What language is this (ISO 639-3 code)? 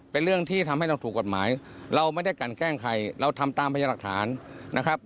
tha